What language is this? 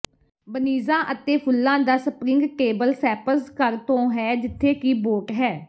Punjabi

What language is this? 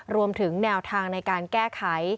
Thai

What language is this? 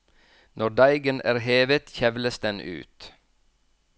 Norwegian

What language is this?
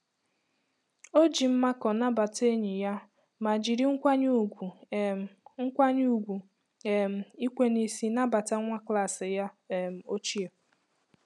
Igbo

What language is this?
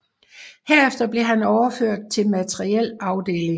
Danish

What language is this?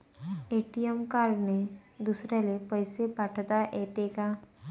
Marathi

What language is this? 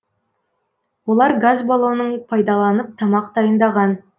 Kazakh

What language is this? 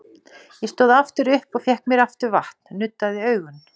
Icelandic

